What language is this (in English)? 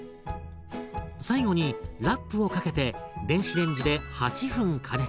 Japanese